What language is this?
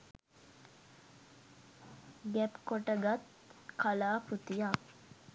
Sinhala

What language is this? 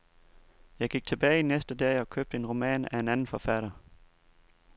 Danish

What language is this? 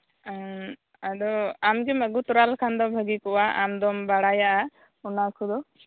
Santali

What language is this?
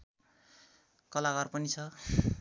Nepali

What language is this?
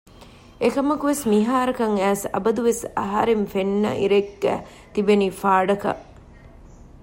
Divehi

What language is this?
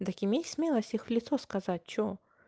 Russian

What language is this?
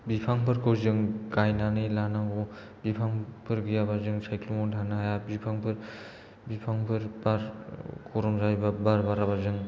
Bodo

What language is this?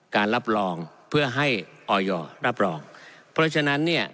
Thai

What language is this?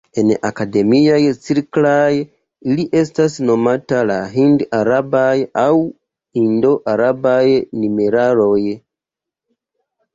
Esperanto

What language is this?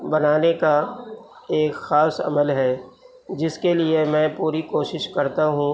Urdu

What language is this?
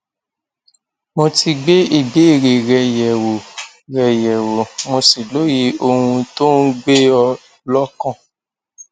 Yoruba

